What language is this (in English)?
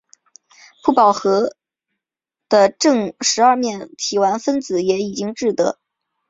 Chinese